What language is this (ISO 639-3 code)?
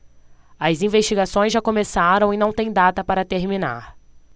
por